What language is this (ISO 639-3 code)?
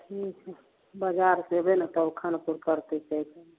mai